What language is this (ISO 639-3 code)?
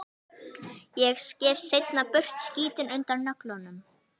isl